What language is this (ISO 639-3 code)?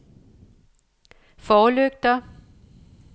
dan